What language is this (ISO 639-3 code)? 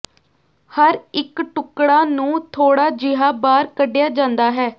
pan